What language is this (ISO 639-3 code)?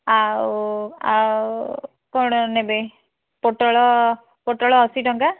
ori